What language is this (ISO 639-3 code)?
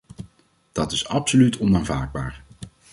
nld